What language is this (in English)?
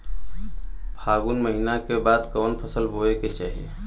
Bhojpuri